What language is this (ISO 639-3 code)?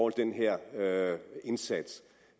dan